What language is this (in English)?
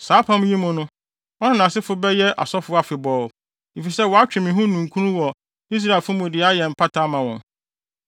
Akan